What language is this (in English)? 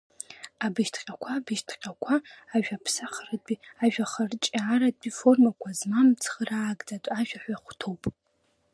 Abkhazian